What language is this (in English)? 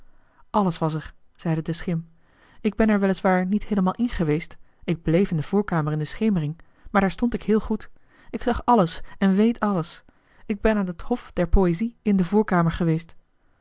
Dutch